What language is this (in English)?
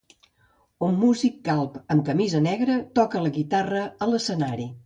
Catalan